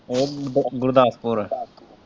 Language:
Punjabi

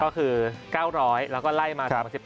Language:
Thai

